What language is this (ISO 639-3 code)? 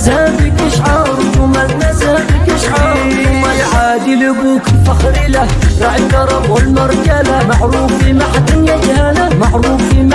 ara